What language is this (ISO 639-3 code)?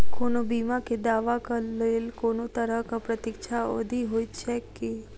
mai